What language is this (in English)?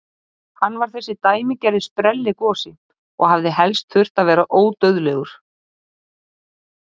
Icelandic